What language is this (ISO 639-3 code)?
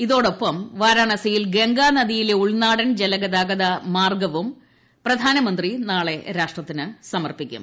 mal